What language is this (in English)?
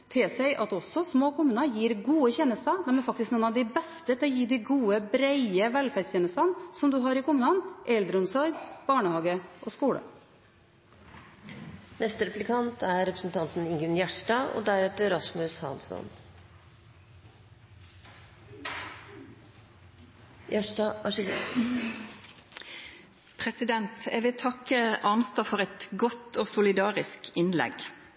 Norwegian